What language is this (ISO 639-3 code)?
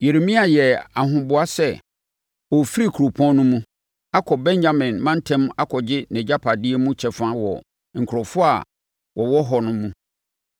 aka